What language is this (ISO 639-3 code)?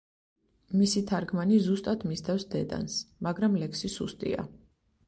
kat